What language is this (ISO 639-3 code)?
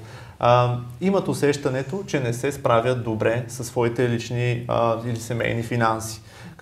bul